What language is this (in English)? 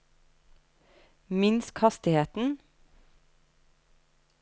Norwegian